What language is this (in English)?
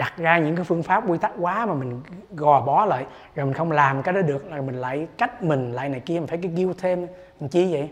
Vietnamese